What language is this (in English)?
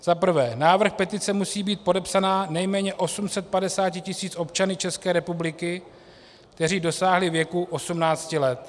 Czech